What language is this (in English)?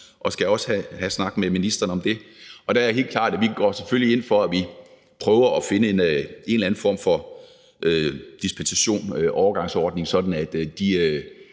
Danish